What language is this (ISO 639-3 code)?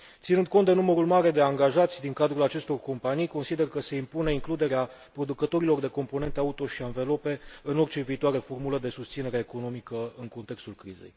ron